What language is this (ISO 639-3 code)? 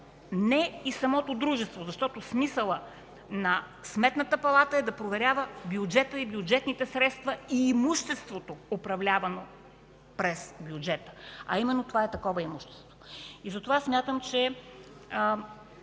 bul